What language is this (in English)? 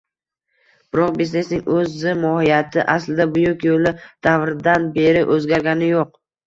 Uzbek